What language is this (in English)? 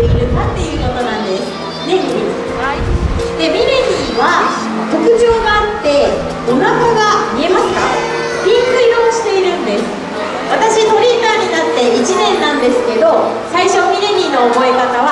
Japanese